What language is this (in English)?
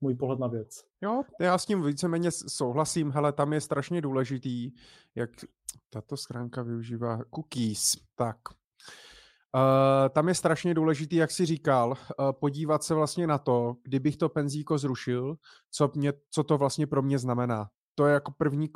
Czech